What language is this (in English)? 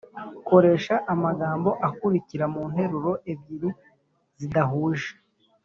Kinyarwanda